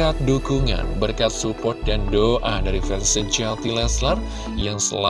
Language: Indonesian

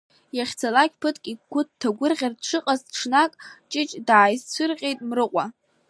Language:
Abkhazian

